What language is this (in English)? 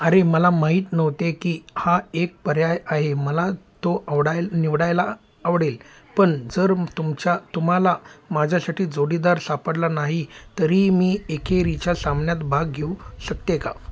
Marathi